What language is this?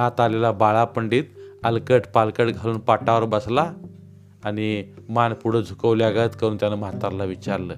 Marathi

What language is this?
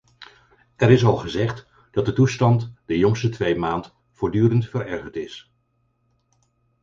Dutch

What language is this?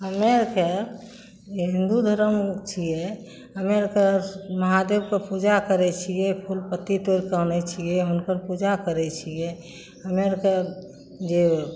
Maithili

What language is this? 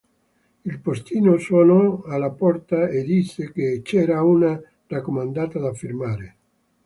Italian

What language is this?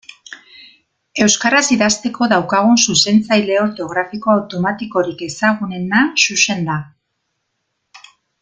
Basque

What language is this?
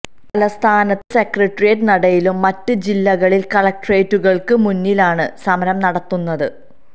Malayalam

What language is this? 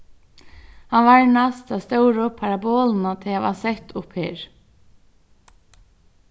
Faroese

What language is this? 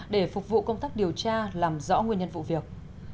Vietnamese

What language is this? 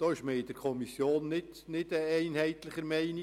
Swiss German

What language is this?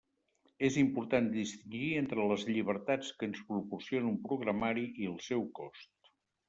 Catalan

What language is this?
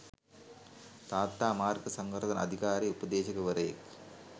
Sinhala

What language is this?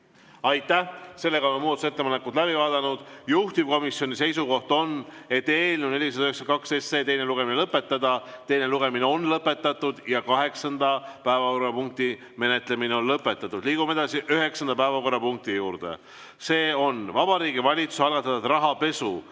Estonian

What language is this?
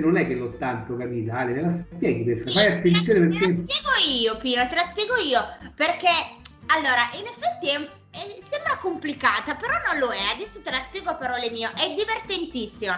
Italian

